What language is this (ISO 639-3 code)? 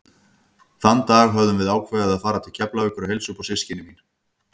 isl